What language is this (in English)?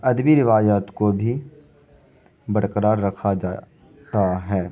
Urdu